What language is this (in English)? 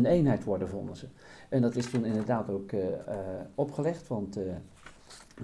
Dutch